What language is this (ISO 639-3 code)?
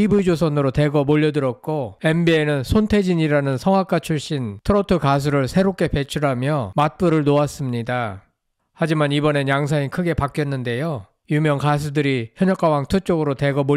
kor